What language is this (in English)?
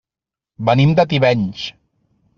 Catalan